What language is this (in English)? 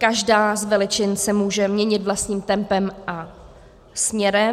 Czech